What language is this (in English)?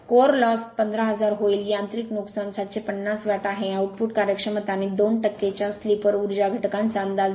Marathi